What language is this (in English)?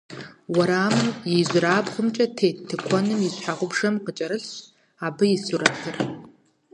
Kabardian